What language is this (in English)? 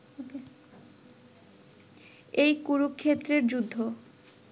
Bangla